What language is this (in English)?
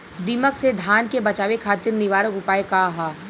Bhojpuri